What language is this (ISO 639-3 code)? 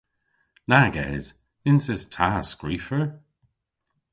cor